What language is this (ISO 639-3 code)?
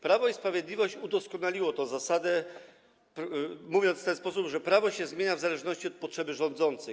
pol